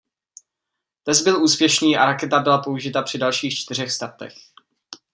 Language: Czech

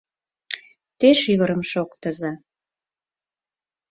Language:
Mari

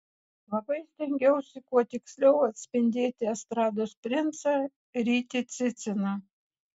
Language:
Lithuanian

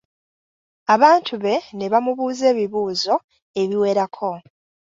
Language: Ganda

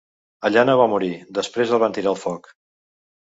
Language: Catalan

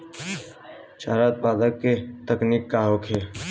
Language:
Bhojpuri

